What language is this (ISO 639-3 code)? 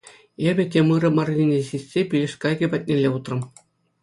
chv